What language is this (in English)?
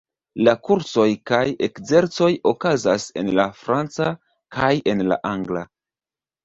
Esperanto